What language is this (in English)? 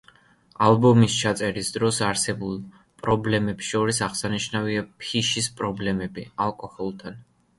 Georgian